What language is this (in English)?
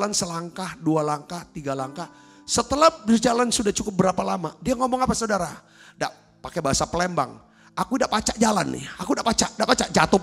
Indonesian